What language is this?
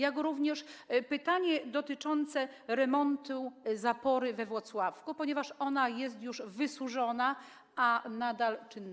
Polish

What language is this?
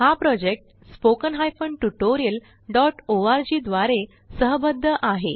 Marathi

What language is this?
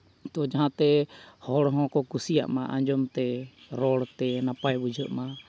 Santali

